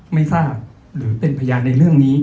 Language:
Thai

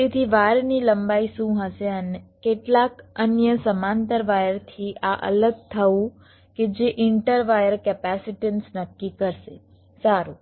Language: Gujarati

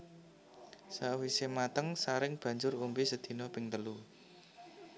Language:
Javanese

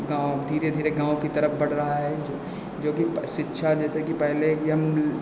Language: Hindi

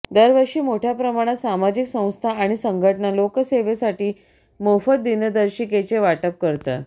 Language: Marathi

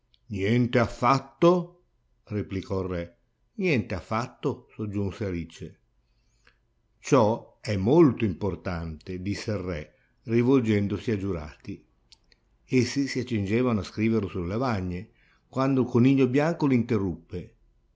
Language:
Italian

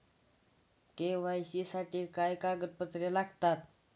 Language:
Marathi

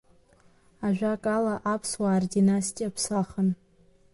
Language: Abkhazian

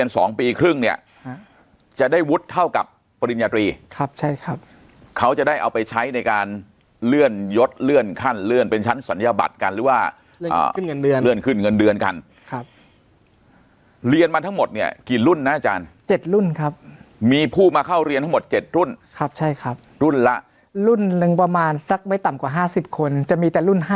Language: Thai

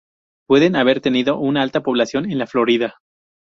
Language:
Spanish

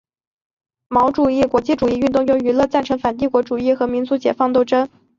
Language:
Chinese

